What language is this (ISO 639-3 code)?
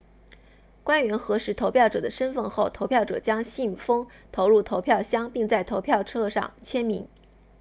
zho